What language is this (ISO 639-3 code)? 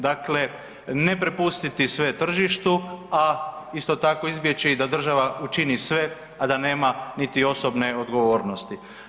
hrv